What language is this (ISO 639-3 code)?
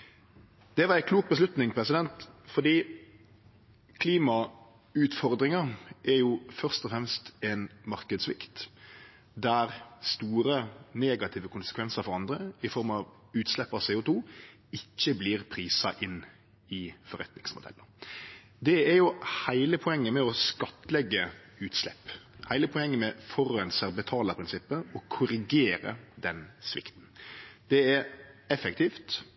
nno